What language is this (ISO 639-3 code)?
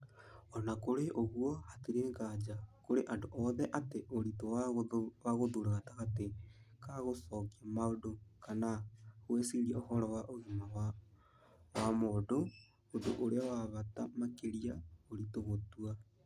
kik